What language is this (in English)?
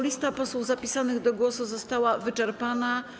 Polish